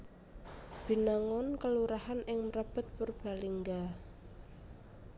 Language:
Javanese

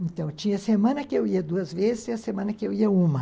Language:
Portuguese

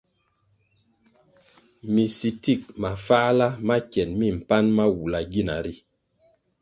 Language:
Kwasio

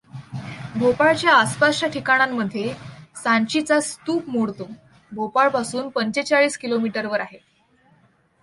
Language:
Marathi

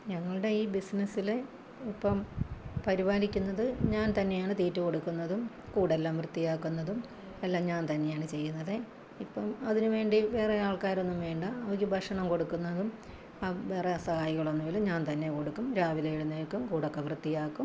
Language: Malayalam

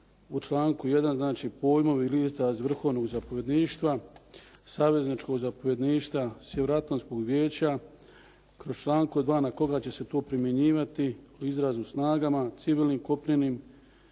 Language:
Croatian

